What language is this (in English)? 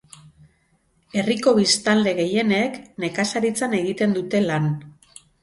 Basque